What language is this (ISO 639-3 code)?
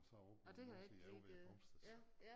dan